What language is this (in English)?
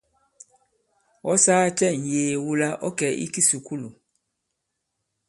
Bankon